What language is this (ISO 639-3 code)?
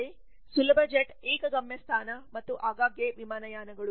kan